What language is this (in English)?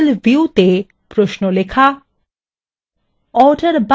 Bangla